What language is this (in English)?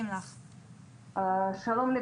Hebrew